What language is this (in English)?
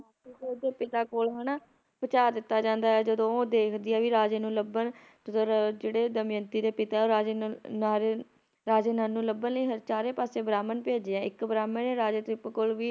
Punjabi